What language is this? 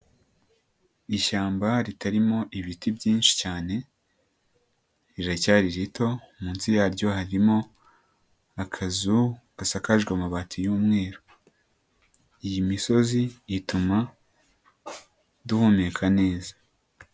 Kinyarwanda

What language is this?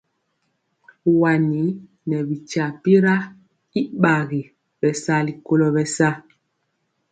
Mpiemo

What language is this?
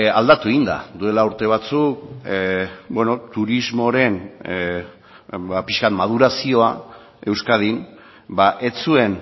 Basque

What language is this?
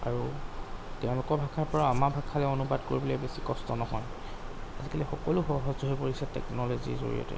Assamese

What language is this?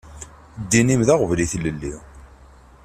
Kabyle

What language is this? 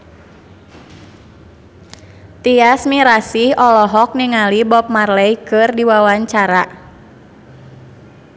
Sundanese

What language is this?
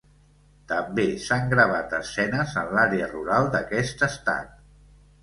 Catalan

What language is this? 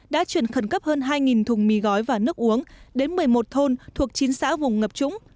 Vietnamese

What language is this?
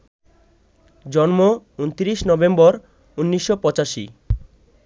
Bangla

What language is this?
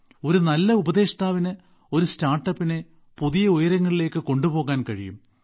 Malayalam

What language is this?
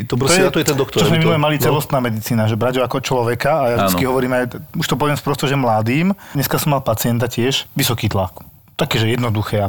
Slovak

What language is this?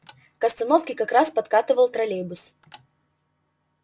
Russian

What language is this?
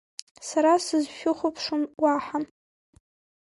Abkhazian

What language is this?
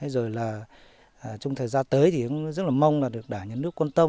Vietnamese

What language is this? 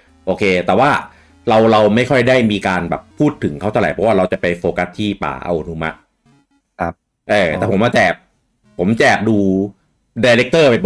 Thai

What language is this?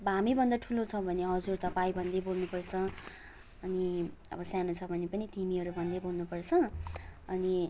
Nepali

